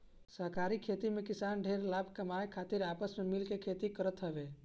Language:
Bhojpuri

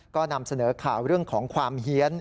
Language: Thai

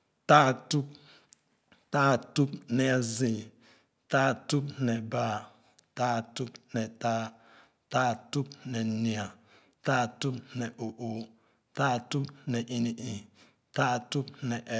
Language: Khana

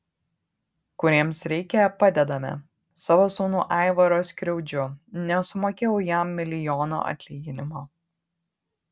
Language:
Lithuanian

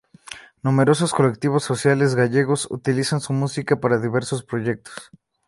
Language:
Spanish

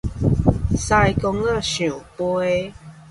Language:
Min Nan Chinese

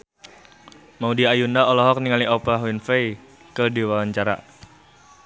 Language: Sundanese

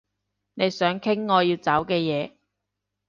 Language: Cantonese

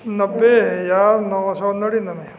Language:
Punjabi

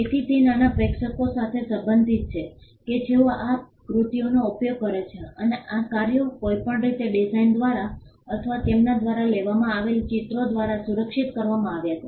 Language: Gujarati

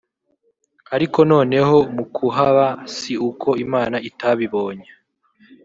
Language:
Kinyarwanda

